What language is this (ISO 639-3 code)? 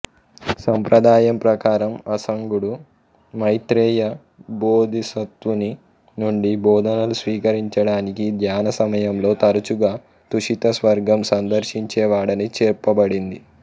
tel